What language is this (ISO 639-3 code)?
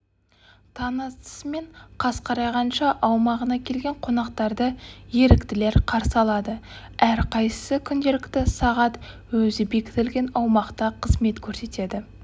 kaz